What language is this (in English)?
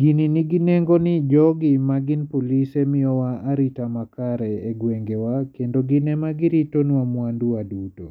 Luo (Kenya and Tanzania)